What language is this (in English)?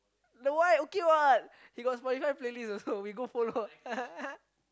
English